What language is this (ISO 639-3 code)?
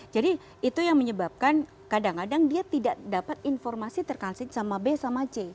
ind